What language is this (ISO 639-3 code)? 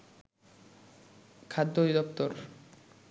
ben